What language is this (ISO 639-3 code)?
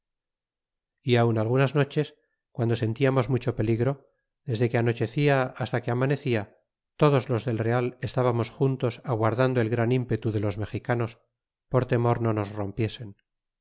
spa